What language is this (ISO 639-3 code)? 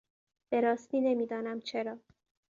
fas